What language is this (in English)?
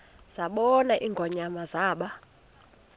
Xhosa